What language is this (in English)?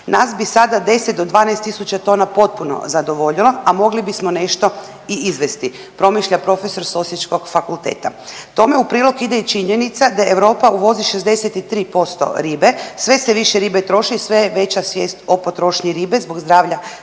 Croatian